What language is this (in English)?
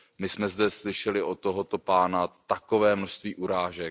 Czech